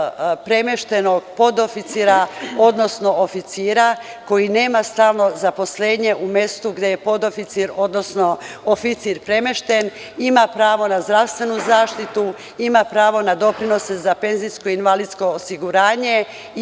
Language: Serbian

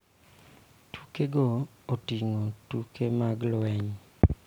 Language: Luo (Kenya and Tanzania)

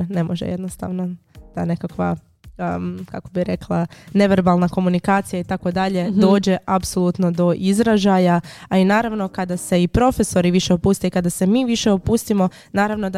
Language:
Croatian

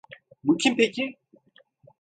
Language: Turkish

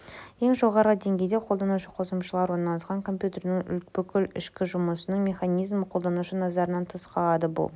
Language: Kazakh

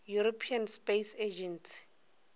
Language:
Northern Sotho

